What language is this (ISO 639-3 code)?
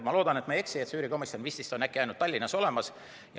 est